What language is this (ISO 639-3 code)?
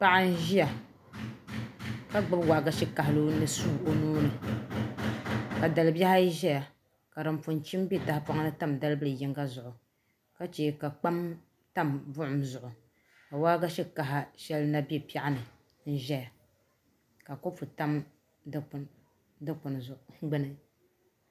dag